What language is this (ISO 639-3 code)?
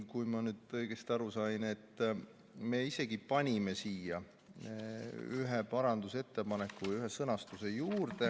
est